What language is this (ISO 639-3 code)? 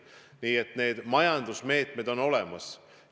est